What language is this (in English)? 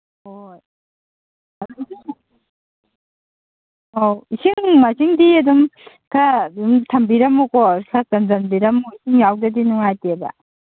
Manipuri